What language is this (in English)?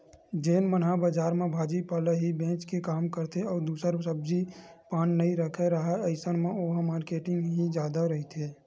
Chhattisgarhi